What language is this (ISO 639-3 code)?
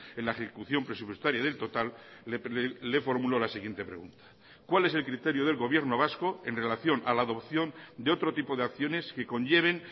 spa